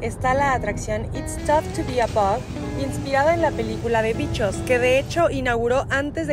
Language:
Spanish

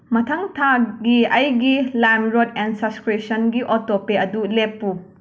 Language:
Manipuri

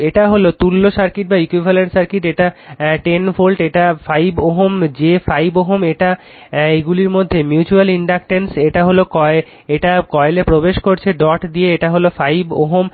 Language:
Bangla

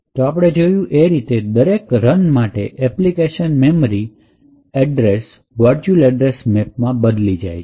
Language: Gujarati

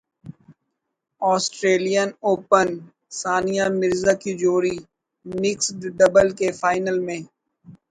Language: Urdu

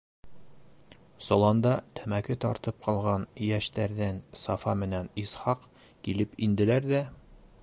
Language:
Bashkir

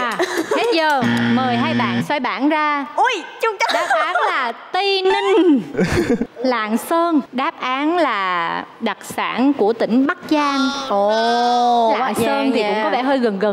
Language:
Vietnamese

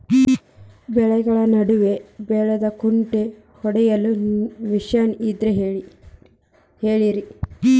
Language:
Kannada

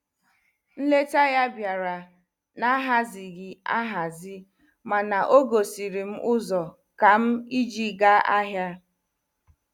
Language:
Igbo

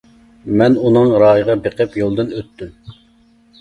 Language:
Uyghur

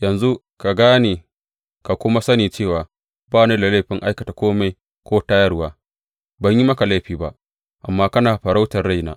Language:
Hausa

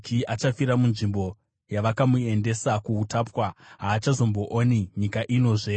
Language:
Shona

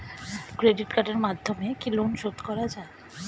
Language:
Bangla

